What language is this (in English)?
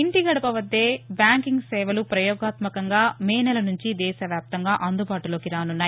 Telugu